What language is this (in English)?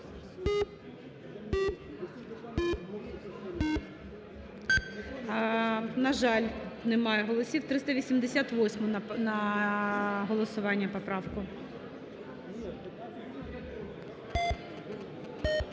Ukrainian